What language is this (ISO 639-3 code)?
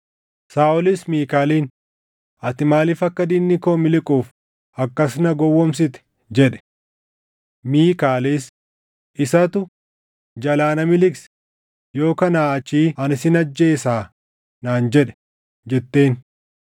orm